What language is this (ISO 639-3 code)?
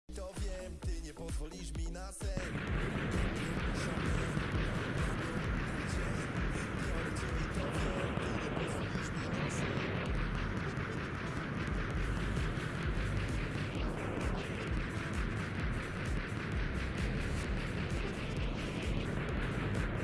pol